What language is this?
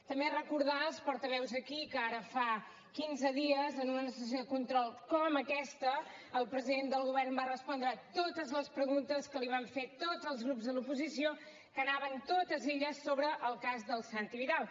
Catalan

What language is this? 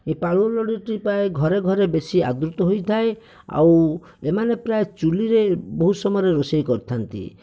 Odia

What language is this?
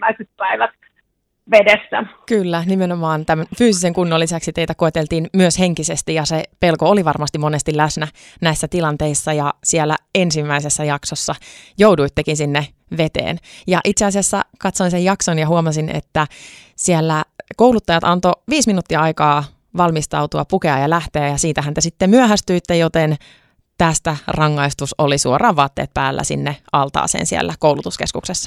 Finnish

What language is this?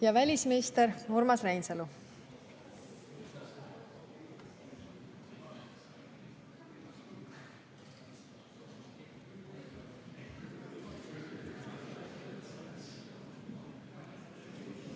Estonian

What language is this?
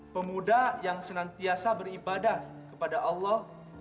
Indonesian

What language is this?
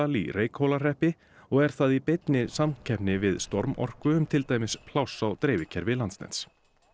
Icelandic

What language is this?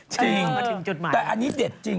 Thai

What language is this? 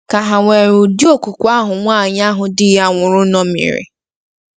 Igbo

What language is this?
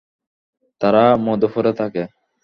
Bangla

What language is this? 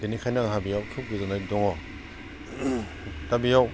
Bodo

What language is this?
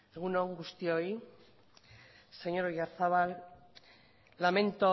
Basque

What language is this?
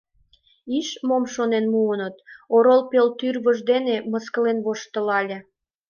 Mari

